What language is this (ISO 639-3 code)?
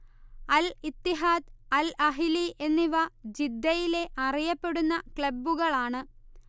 mal